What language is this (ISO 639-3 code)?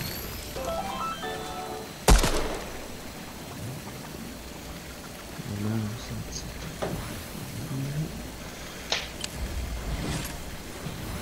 deu